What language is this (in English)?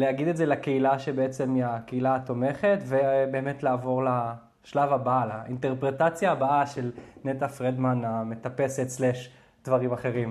Hebrew